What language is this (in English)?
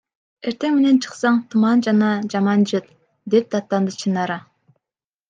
Kyrgyz